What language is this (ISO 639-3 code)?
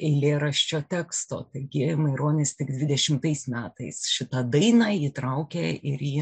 lit